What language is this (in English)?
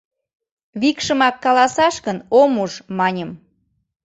Mari